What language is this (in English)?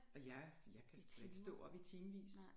Danish